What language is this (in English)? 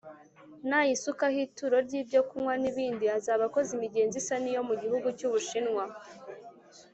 Kinyarwanda